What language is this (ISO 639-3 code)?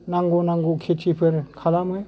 brx